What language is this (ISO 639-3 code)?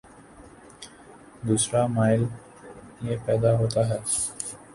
urd